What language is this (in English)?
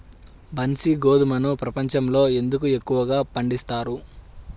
Telugu